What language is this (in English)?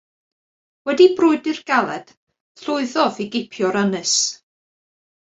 Welsh